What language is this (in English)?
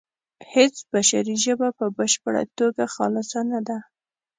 Pashto